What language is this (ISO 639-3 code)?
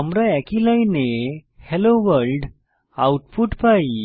ben